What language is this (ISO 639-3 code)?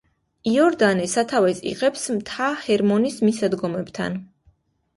kat